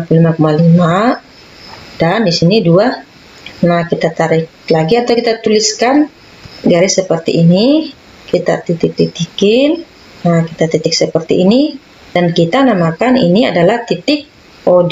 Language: Indonesian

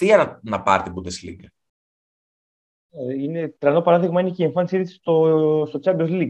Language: Greek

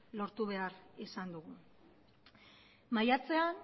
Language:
Basque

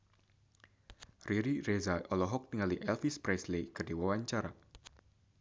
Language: Sundanese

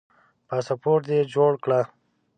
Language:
Pashto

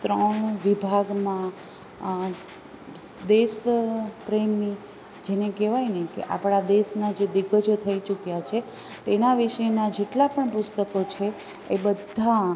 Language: Gujarati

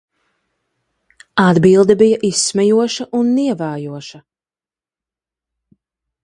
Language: Latvian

